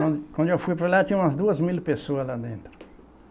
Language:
Portuguese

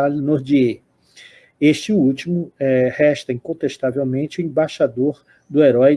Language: Portuguese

